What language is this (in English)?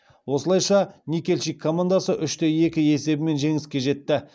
Kazakh